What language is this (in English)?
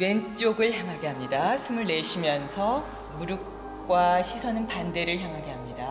Korean